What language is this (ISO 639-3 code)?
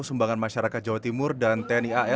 ind